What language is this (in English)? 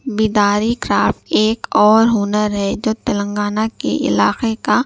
Urdu